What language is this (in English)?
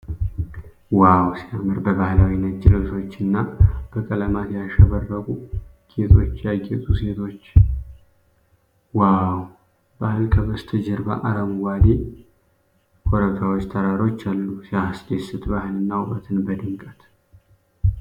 Amharic